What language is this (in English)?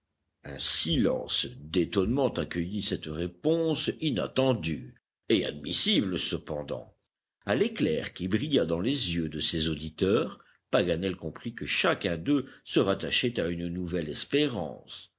French